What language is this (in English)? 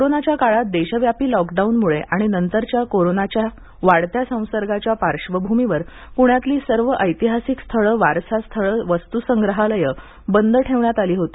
Marathi